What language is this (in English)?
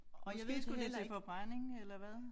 Danish